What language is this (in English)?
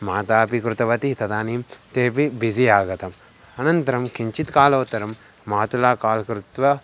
Sanskrit